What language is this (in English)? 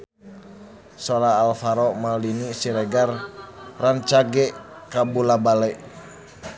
Sundanese